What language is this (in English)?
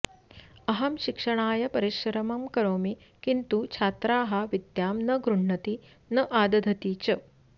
Sanskrit